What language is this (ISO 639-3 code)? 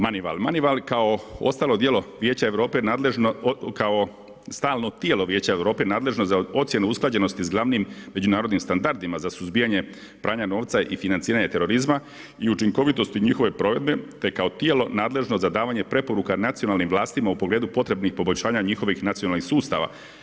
hrv